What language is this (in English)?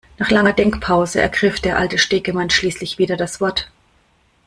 German